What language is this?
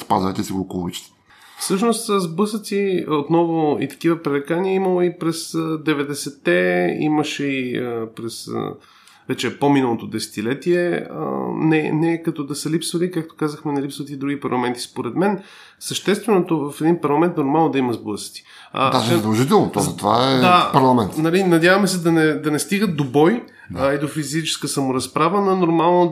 Bulgarian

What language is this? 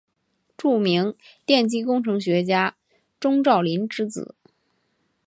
Chinese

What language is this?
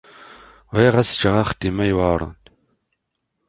Kabyle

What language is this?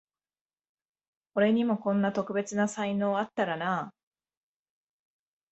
Japanese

